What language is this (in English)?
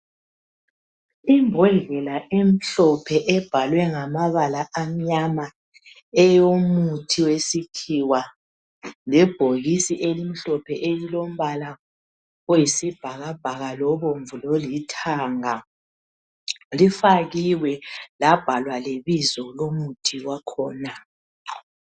North Ndebele